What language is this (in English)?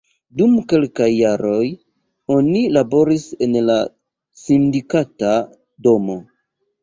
Esperanto